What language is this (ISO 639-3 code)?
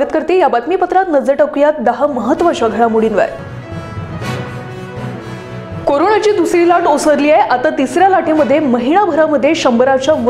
hin